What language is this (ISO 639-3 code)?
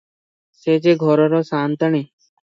ori